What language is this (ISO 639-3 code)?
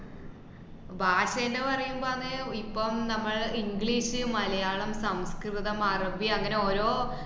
mal